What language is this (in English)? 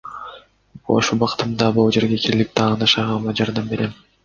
Kyrgyz